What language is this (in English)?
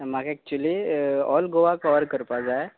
Konkani